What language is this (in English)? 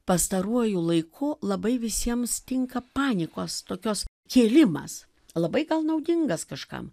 Lithuanian